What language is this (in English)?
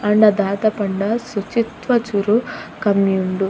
Tulu